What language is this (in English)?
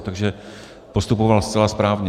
Czech